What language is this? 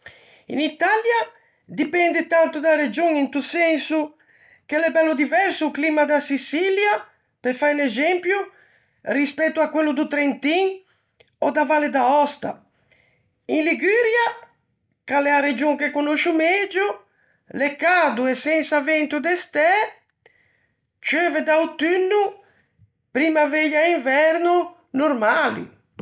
Ligurian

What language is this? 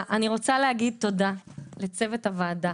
Hebrew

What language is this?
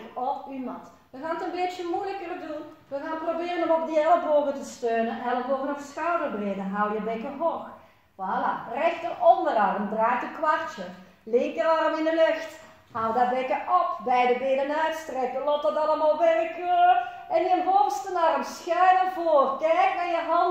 Dutch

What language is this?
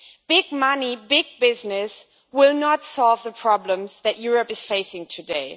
English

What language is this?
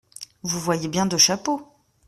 French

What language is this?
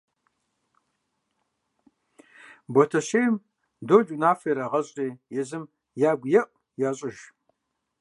Kabardian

